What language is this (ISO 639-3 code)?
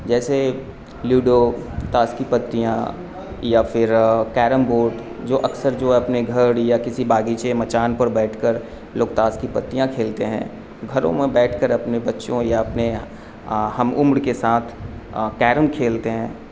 urd